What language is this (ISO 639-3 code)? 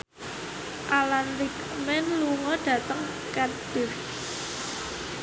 jav